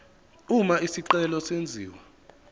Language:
Zulu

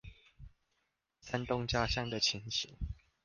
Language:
Chinese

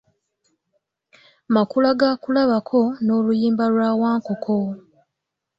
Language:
Ganda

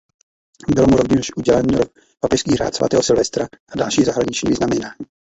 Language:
Czech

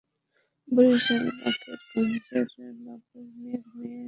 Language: Bangla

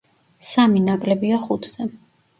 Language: Georgian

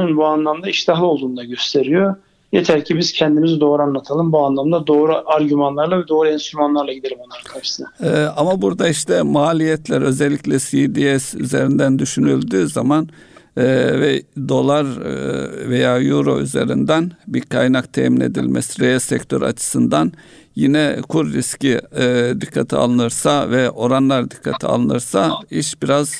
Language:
Turkish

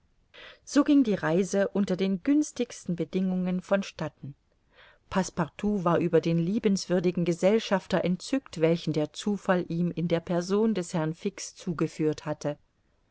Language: German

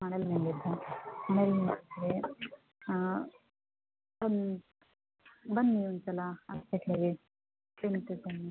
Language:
Kannada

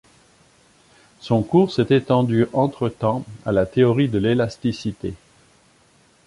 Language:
French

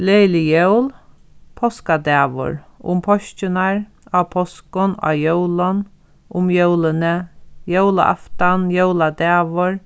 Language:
Faroese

